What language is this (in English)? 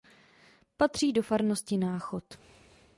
Czech